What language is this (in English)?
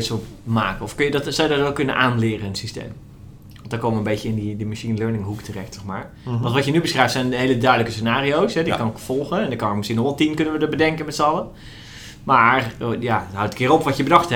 Dutch